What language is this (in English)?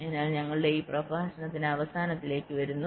Malayalam